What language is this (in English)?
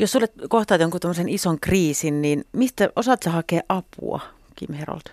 Finnish